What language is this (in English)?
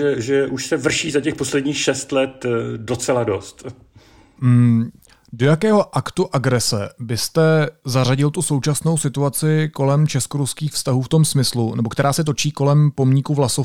Czech